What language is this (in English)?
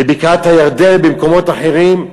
Hebrew